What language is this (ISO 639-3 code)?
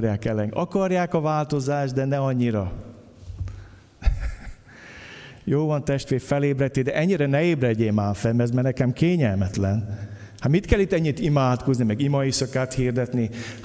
hun